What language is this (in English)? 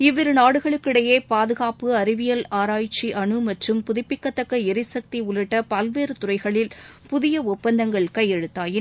Tamil